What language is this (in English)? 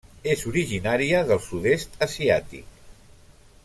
Catalan